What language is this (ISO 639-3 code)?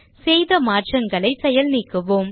tam